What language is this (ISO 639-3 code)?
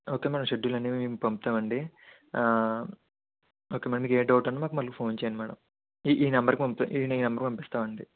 tel